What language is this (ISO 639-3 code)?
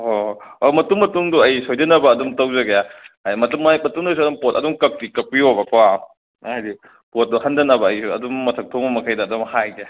mni